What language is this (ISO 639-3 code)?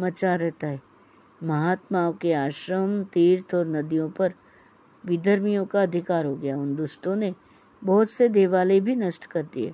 hin